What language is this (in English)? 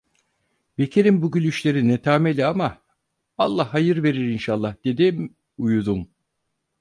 Turkish